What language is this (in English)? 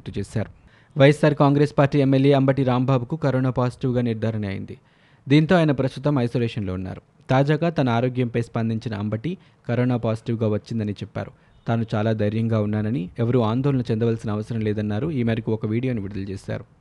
Telugu